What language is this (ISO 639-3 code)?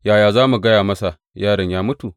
hau